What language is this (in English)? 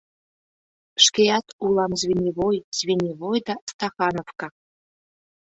Mari